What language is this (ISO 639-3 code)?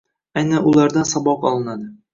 uzb